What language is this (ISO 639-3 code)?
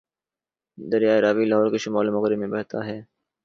urd